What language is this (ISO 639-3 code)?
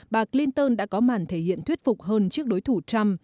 vie